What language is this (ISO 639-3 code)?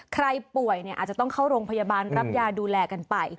tha